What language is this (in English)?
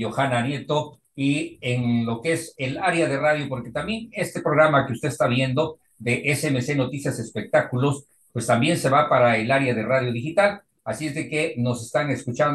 Spanish